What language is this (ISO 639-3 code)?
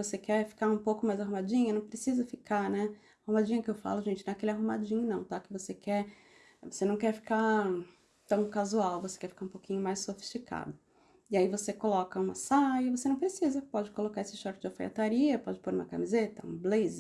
por